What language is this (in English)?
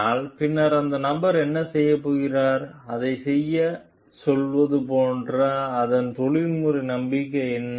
Tamil